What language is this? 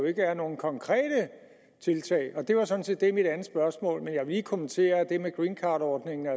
Danish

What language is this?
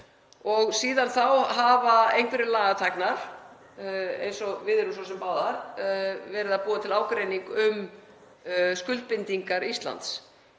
Icelandic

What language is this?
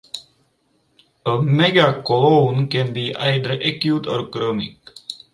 English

